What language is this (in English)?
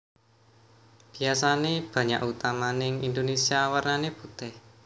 Javanese